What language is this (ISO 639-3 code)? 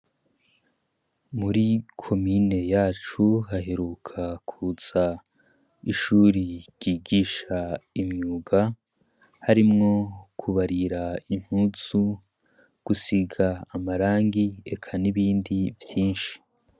run